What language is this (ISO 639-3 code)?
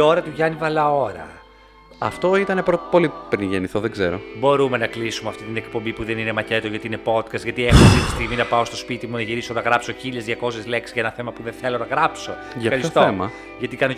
ell